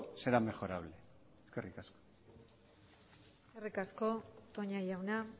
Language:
Basque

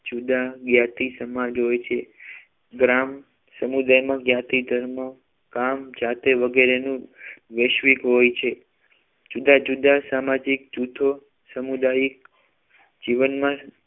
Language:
Gujarati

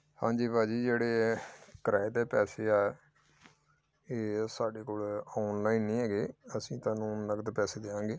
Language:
Punjabi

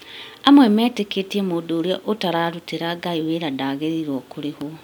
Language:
Kikuyu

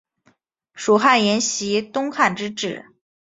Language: Chinese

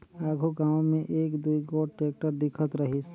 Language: Chhattisgarhi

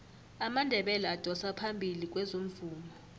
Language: South Ndebele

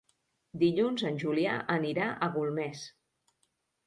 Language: Catalan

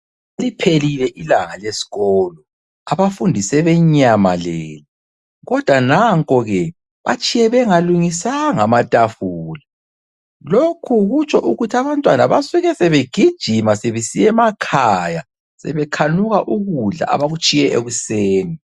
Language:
North Ndebele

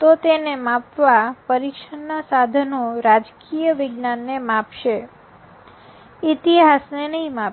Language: Gujarati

